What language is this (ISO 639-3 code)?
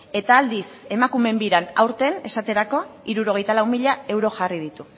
eus